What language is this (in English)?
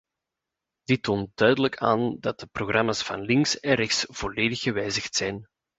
Dutch